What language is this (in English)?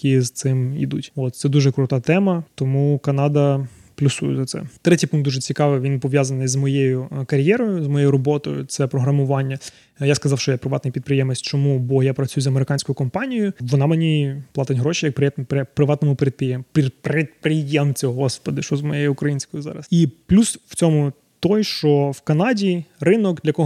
Ukrainian